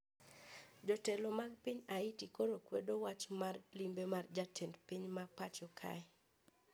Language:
Luo (Kenya and Tanzania)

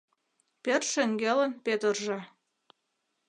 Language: Mari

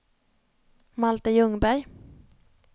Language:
Swedish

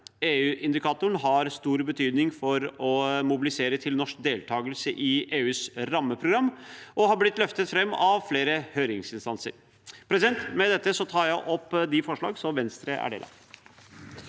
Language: Norwegian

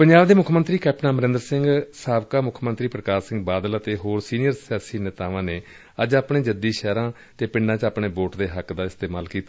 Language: Punjabi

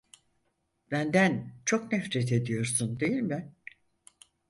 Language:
Turkish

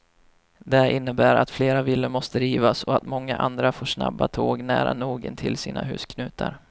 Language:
Swedish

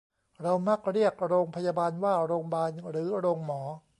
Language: Thai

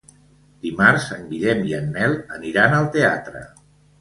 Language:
Catalan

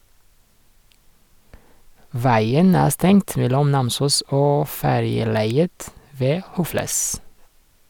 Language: Norwegian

